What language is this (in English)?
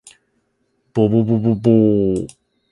Japanese